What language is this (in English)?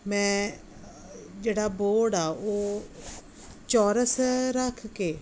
Punjabi